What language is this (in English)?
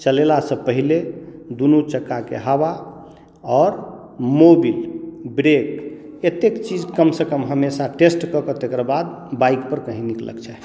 Maithili